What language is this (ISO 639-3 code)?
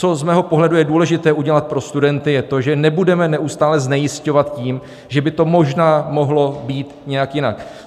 ces